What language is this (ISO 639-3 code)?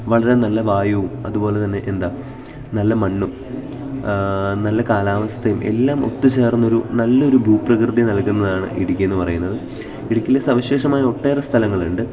mal